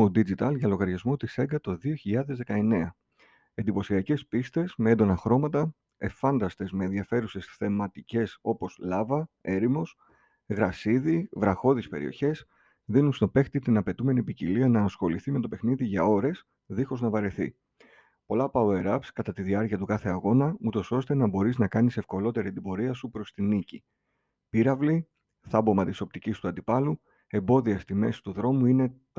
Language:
Greek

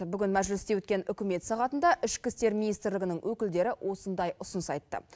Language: Kazakh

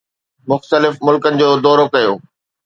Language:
Sindhi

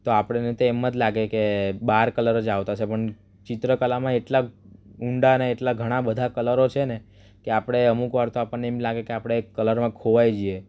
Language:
Gujarati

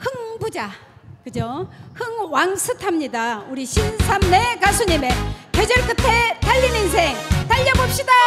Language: Korean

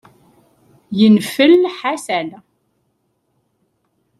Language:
Kabyle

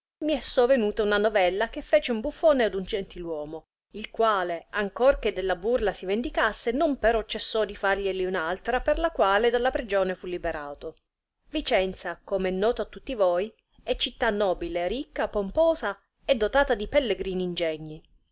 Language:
Italian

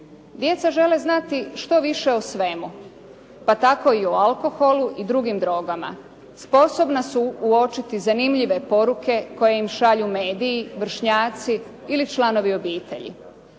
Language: Croatian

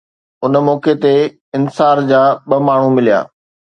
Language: Sindhi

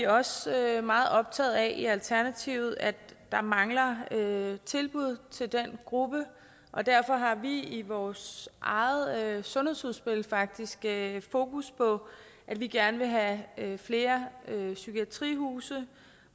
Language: Danish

